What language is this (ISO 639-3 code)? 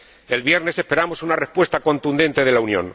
spa